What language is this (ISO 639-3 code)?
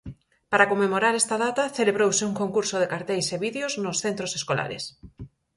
glg